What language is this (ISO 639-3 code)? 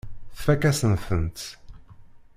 kab